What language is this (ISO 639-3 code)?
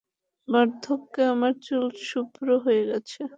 ben